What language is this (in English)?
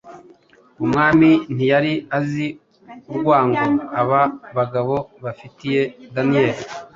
Kinyarwanda